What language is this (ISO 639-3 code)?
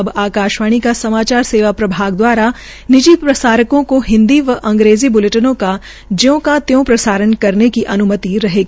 hin